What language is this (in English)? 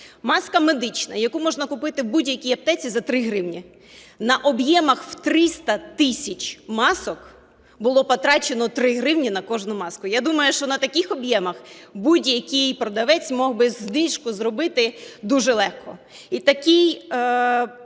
Ukrainian